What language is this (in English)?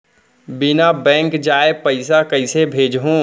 Chhattisgarhi